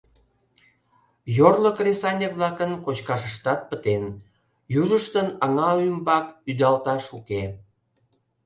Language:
Mari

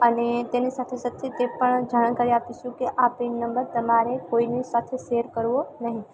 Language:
Gujarati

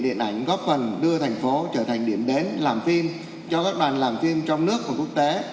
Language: Vietnamese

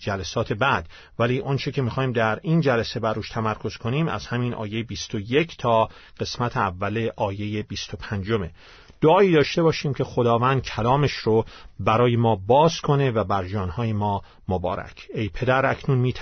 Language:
Persian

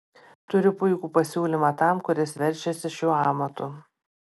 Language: Lithuanian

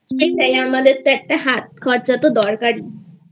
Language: Bangla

